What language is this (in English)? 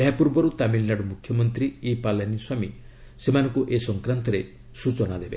Odia